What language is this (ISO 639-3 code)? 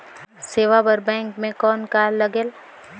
hne